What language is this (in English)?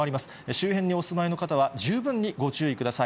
Japanese